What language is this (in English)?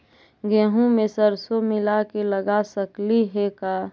Magahi